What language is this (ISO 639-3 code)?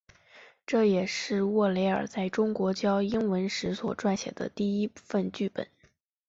zho